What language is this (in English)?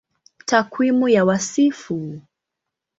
Swahili